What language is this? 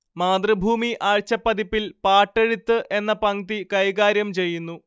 Malayalam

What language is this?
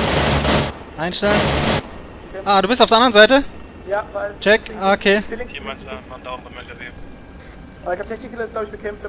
German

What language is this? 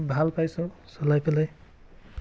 Assamese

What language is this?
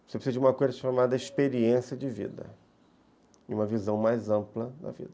Portuguese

